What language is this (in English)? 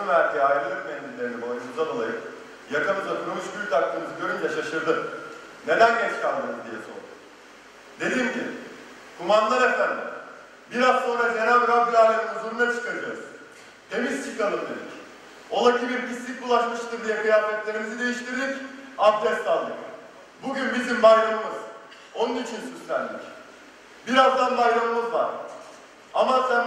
Turkish